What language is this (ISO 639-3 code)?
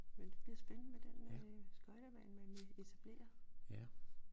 dan